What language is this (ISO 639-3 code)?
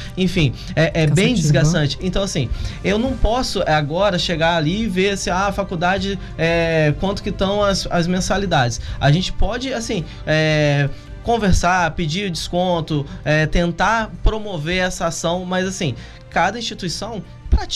por